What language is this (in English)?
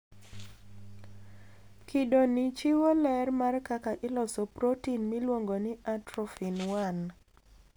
Luo (Kenya and Tanzania)